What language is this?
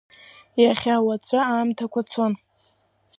Abkhazian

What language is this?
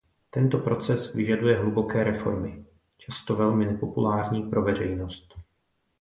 Czech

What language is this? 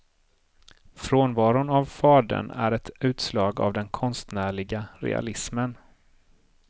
Swedish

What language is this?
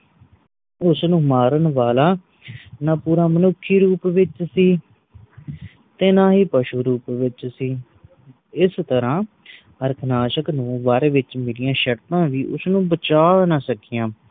Punjabi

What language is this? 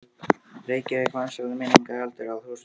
Icelandic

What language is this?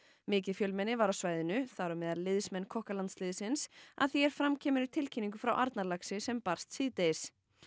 Icelandic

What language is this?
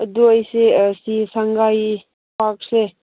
Manipuri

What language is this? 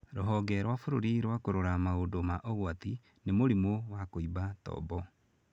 Kikuyu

